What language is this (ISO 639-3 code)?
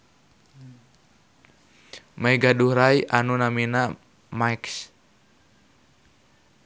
sun